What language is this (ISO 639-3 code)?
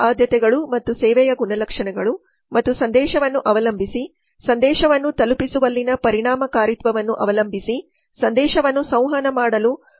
kan